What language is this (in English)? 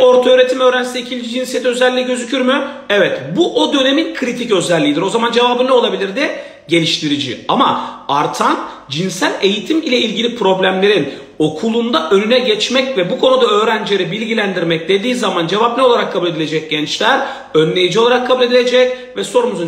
Turkish